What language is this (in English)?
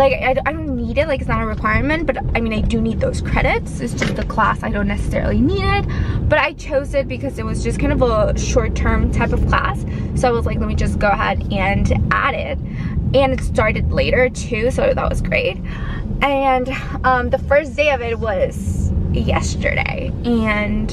English